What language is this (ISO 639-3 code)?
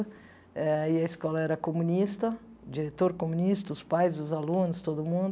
por